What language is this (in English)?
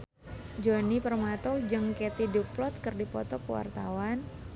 Sundanese